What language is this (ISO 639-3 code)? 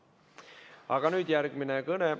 est